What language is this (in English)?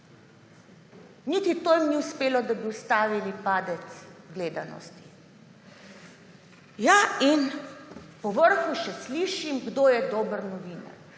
Slovenian